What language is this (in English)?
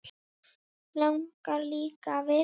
Icelandic